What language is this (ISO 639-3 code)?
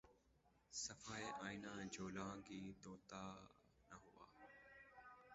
urd